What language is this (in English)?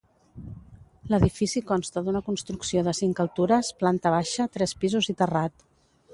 Catalan